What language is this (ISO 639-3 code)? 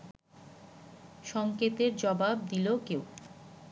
ben